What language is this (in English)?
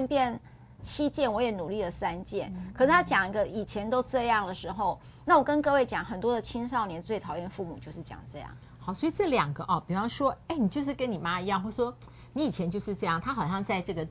Chinese